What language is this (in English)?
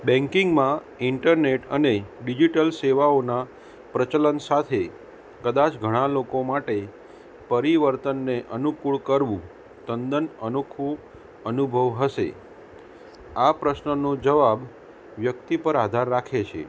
Gujarati